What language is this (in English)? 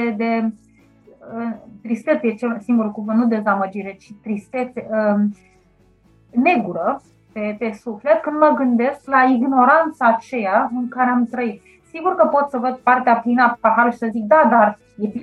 Romanian